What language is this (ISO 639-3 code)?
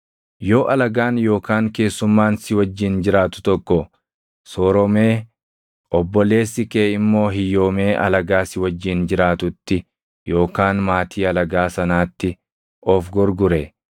orm